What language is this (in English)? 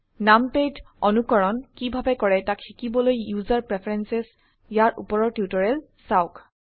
Assamese